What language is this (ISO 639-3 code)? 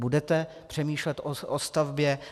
ces